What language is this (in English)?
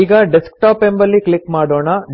Kannada